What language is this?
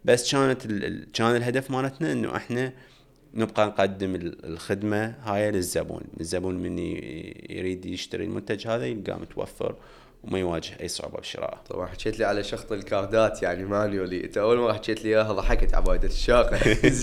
Arabic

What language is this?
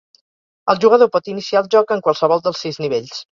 Catalan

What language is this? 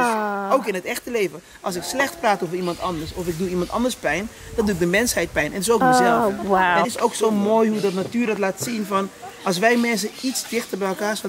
Dutch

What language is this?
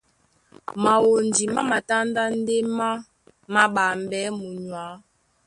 Duala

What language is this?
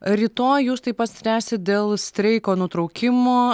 Lithuanian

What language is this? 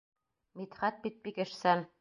Bashkir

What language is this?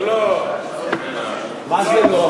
Hebrew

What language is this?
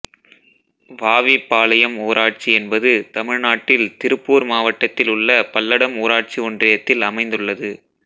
Tamil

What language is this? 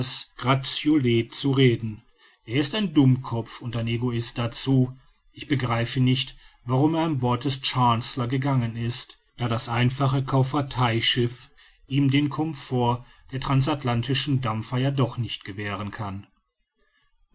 German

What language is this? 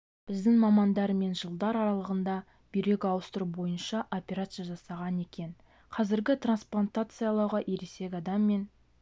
Kazakh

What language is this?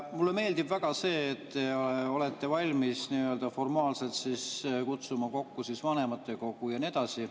Estonian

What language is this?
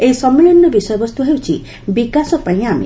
Odia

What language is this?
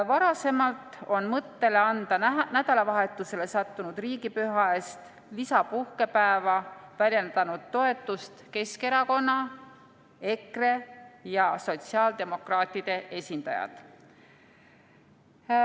Estonian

